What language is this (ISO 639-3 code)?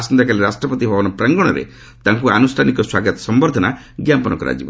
ori